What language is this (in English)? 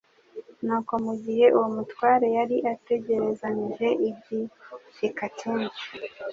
Kinyarwanda